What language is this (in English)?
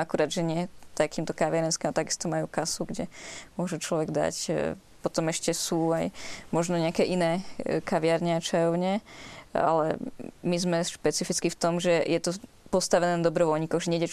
Slovak